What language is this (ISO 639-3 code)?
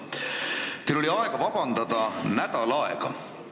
est